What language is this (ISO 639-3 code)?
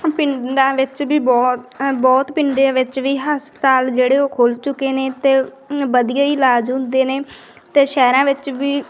pan